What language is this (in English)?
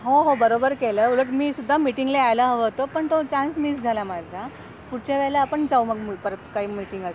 Marathi